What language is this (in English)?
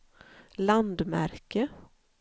Swedish